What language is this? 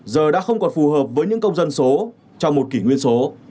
Vietnamese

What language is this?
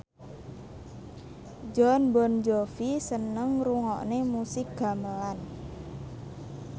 Javanese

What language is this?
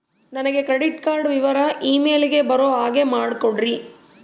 Kannada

